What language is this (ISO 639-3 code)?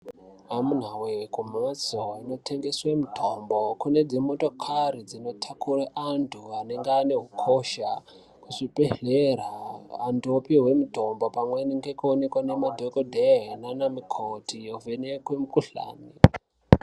ndc